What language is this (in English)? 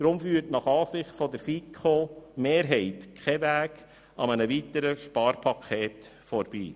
Swiss German